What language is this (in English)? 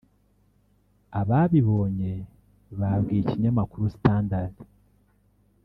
Kinyarwanda